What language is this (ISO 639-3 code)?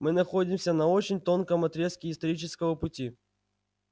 rus